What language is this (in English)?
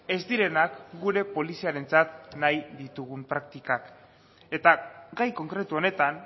Basque